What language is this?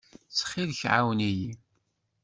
Kabyle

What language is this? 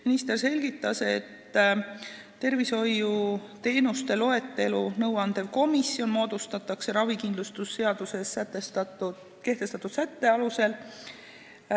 Estonian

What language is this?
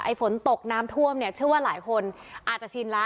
Thai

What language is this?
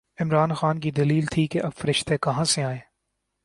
Urdu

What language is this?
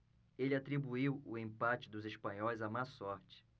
Portuguese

